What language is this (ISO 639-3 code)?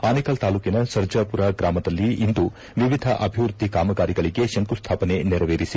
kan